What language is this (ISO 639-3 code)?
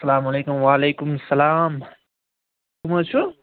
kas